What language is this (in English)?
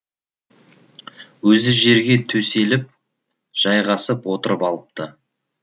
Kazakh